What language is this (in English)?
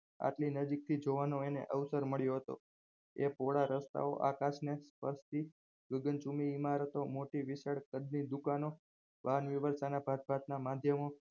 Gujarati